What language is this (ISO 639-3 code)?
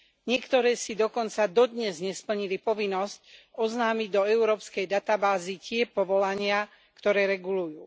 slk